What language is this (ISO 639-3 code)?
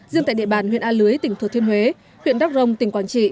vie